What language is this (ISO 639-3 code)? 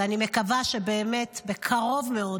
heb